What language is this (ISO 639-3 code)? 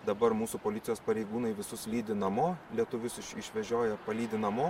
lit